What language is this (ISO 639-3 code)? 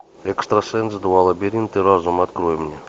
rus